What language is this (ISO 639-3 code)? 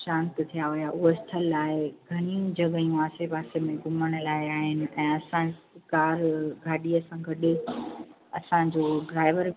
snd